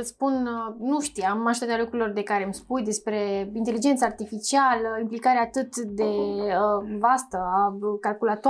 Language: Romanian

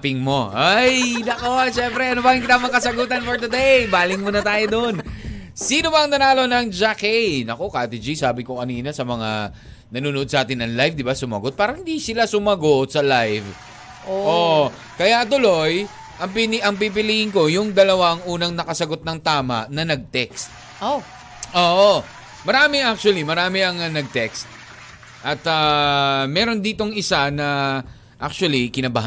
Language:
Filipino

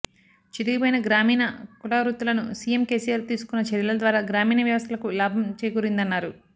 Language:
Telugu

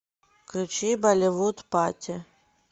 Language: Russian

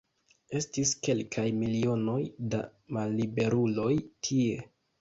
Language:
Esperanto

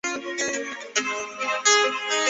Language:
Chinese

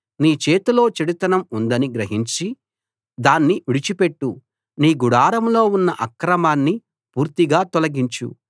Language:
Telugu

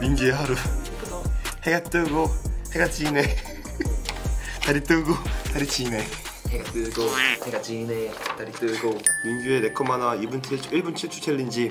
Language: Korean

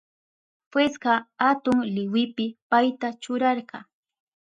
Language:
Southern Pastaza Quechua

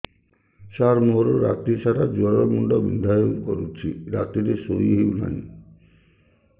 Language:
Odia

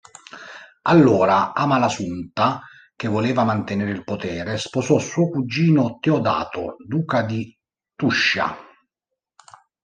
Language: Italian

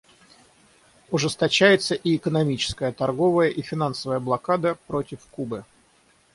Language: Russian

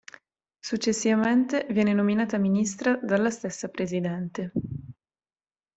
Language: Italian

